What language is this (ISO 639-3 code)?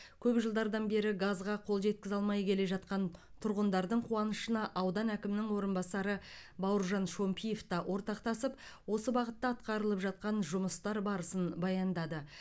kaz